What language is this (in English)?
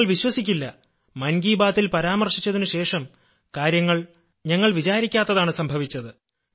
Malayalam